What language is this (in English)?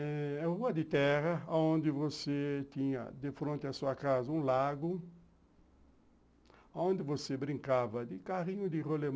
Portuguese